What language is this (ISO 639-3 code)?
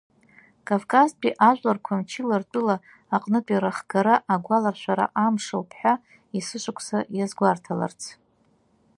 abk